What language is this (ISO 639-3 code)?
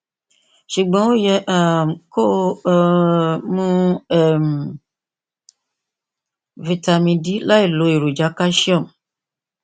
yor